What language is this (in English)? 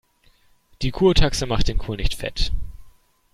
German